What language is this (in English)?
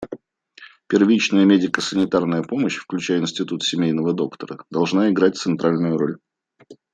Russian